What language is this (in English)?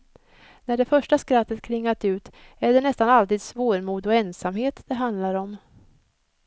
Swedish